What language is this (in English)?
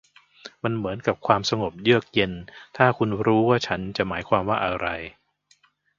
Thai